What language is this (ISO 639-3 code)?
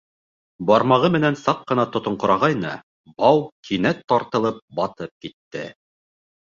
bak